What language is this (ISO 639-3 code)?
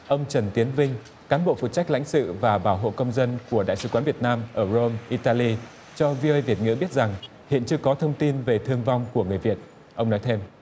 vie